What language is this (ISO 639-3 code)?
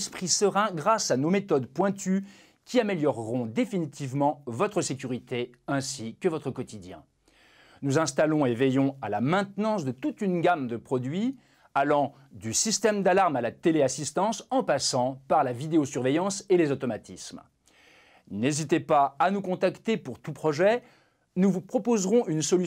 fra